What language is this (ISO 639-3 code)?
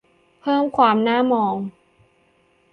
tha